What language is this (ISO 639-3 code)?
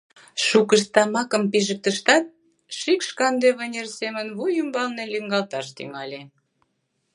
chm